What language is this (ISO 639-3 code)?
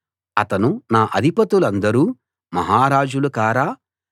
tel